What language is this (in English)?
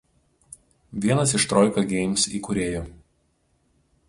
Lithuanian